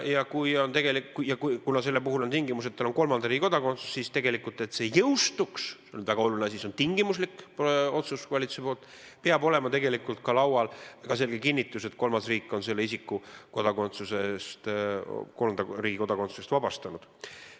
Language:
Estonian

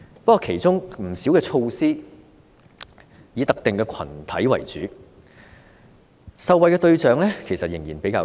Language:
Cantonese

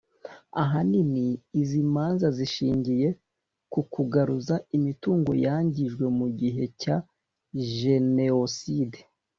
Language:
Kinyarwanda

